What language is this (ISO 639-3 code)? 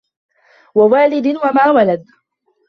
ara